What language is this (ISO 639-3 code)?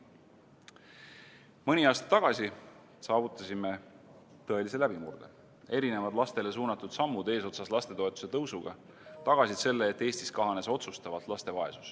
est